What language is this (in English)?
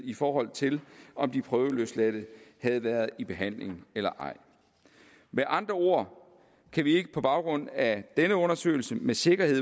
Danish